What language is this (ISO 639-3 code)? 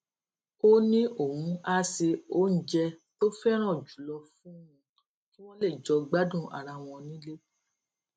yor